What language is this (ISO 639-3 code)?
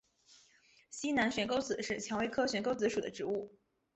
zho